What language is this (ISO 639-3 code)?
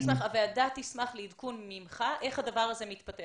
heb